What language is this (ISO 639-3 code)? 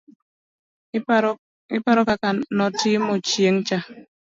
luo